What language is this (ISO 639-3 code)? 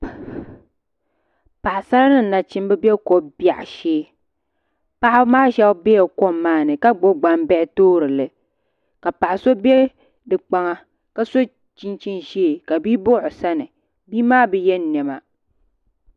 dag